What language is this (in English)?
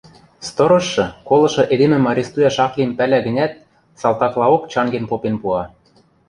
Western Mari